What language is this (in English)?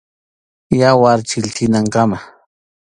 Arequipa-La Unión Quechua